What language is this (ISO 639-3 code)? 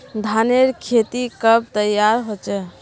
mag